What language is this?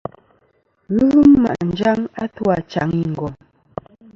Kom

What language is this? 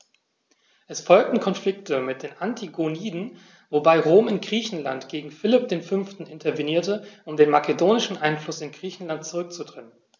German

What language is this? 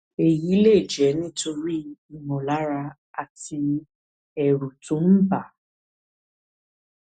Yoruba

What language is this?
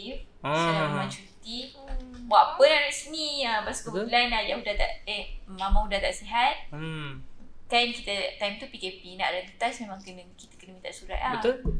Malay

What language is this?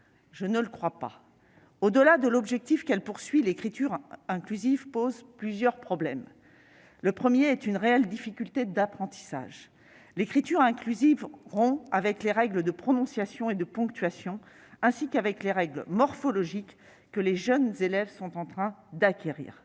French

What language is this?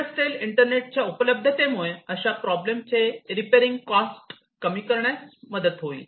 Marathi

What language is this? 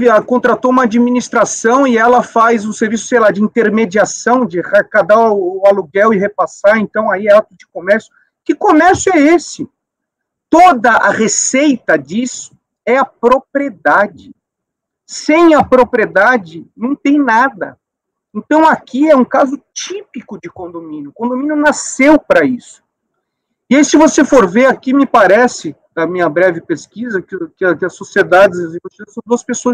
Portuguese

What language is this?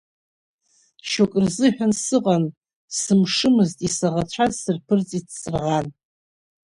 Abkhazian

